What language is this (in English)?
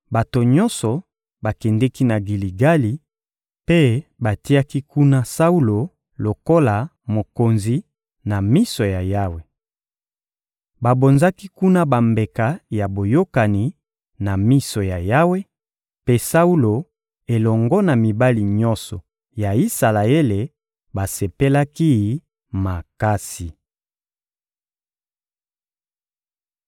Lingala